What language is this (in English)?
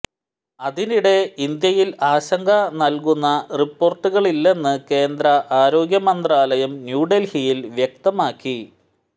Malayalam